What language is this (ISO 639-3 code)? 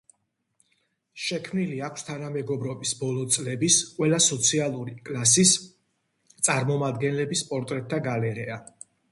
kat